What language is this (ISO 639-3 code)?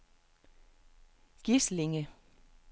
dan